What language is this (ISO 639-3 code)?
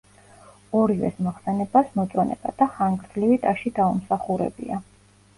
kat